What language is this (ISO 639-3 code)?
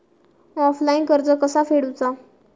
mar